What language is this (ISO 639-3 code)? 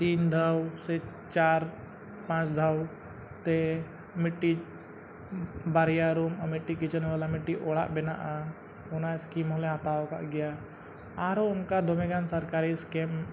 sat